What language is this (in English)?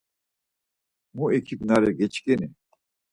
Laz